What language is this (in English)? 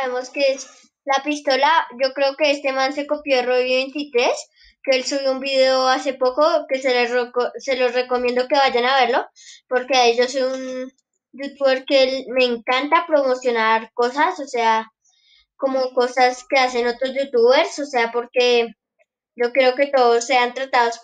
Spanish